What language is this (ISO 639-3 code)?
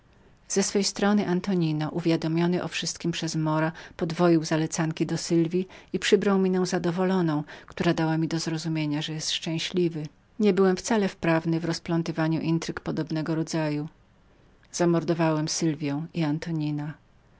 pol